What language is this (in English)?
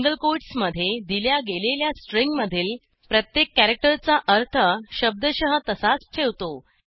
Marathi